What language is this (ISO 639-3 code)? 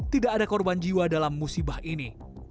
ind